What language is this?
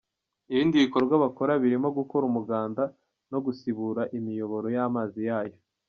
Kinyarwanda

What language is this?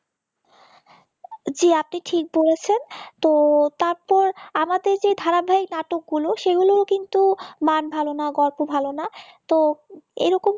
Bangla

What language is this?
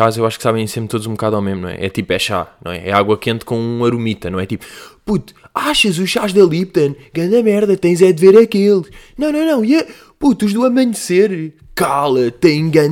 Portuguese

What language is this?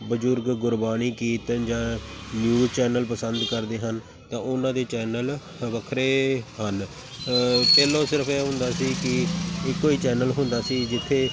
Punjabi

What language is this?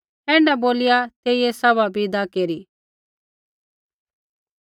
Kullu Pahari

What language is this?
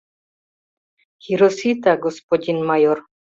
Mari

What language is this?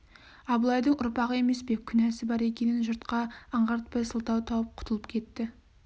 Kazakh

